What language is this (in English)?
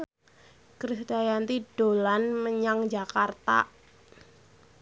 Javanese